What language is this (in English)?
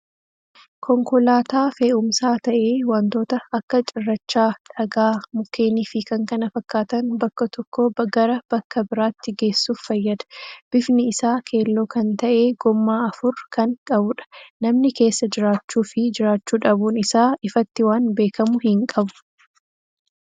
Oromo